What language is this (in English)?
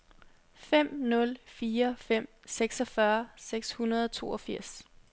Danish